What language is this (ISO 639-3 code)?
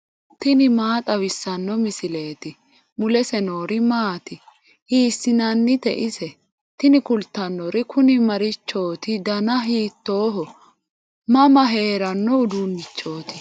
sid